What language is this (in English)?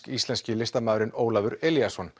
Icelandic